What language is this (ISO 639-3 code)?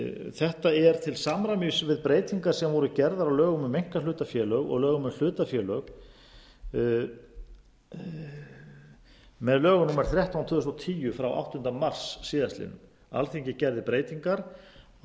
isl